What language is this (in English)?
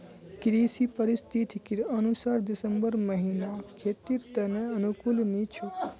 Magahi